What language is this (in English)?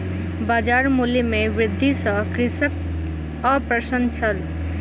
Maithili